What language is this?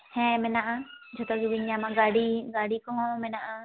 Santali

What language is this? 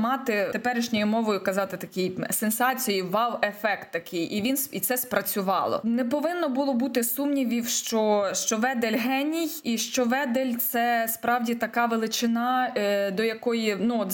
Ukrainian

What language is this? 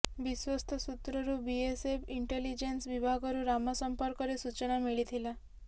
Odia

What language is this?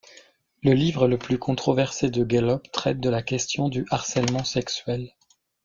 French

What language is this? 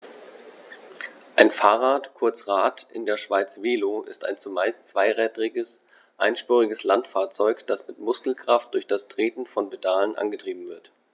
German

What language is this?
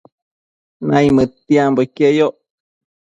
Matsés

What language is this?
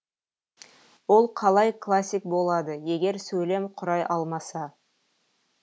Kazakh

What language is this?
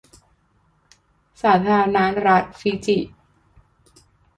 Thai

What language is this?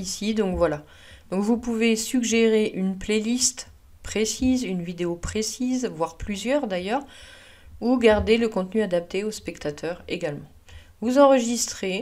French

